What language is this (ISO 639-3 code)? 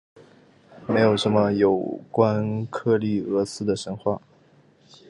zho